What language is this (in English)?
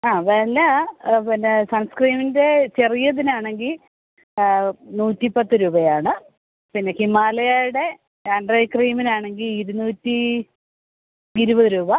Malayalam